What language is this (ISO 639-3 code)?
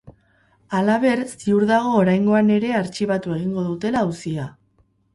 eus